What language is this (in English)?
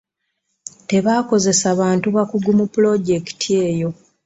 Ganda